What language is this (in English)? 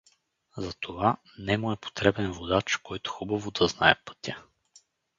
Bulgarian